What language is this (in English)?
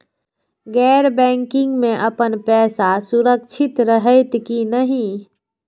Maithili